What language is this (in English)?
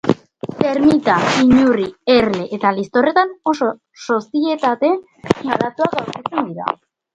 Basque